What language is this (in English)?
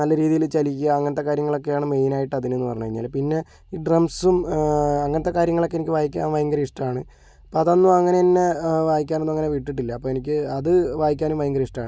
Malayalam